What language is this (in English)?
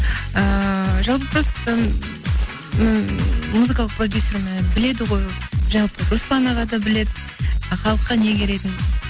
Kazakh